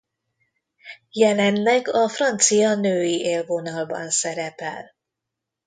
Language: Hungarian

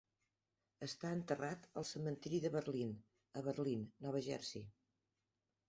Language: Catalan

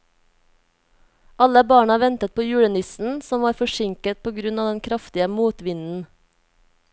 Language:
Norwegian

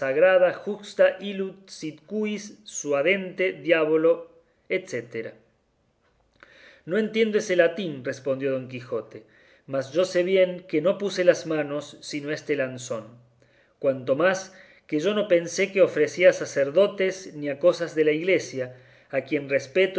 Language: Spanish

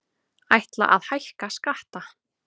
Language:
Icelandic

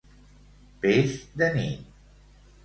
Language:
Catalan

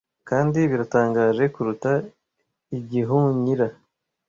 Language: Kinyarwanda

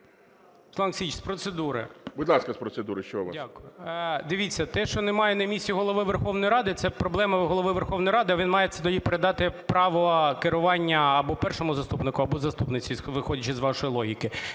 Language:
Ukrainian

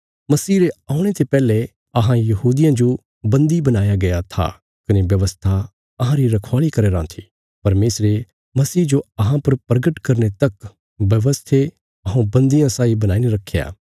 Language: Bilaspuri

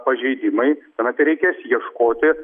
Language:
Lithuanian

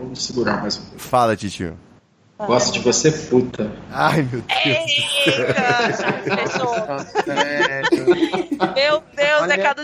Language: Portuguese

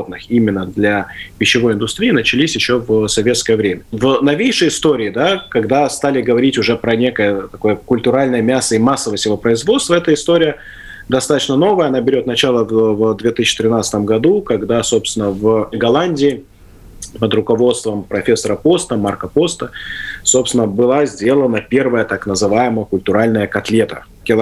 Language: Russian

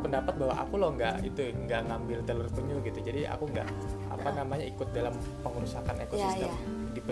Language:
Indonesian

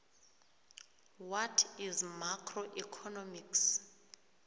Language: South Ndebele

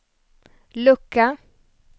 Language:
Swedish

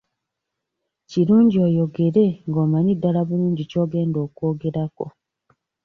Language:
Ganda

